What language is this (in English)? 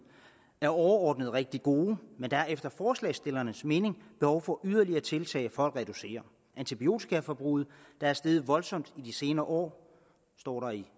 Danish